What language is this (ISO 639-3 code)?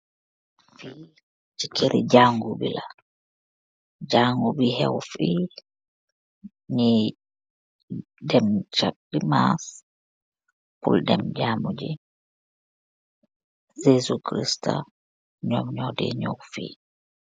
wol